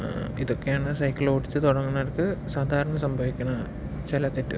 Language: Malayalam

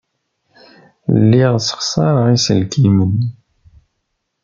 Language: Kabyle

